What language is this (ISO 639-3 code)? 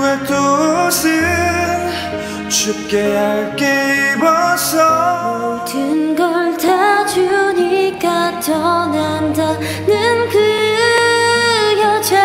kor